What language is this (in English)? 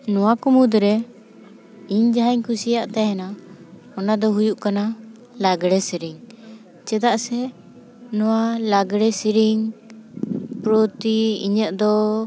Santali